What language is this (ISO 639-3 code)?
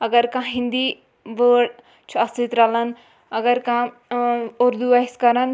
kas